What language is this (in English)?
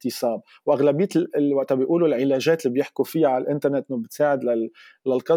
Arabic